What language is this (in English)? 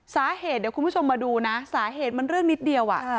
Thai